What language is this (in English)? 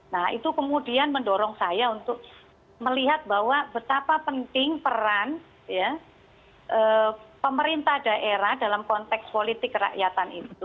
Indonesian